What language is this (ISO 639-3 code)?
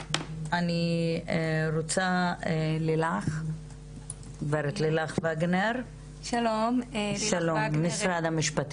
heb